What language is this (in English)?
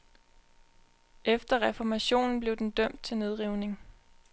Danish